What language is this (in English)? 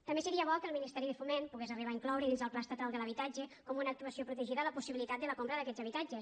Catalan